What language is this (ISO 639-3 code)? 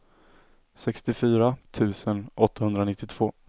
swe